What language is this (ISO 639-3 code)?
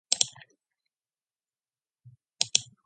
mon